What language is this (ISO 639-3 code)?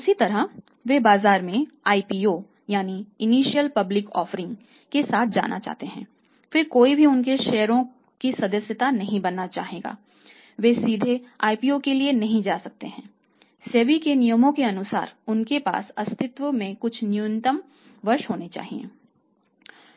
hin